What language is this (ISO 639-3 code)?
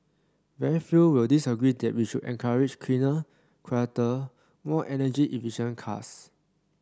eng